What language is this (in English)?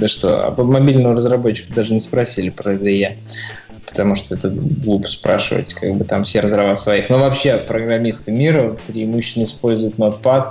Russian